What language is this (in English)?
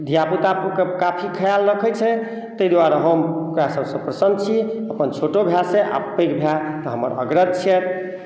Maithili